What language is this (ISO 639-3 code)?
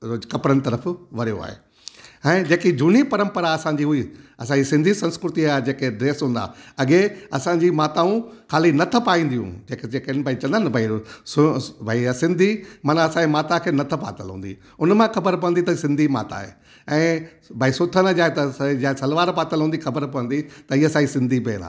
snd